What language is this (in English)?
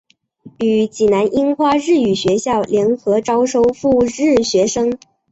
Chinese